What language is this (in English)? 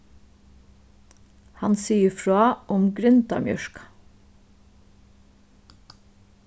Faroese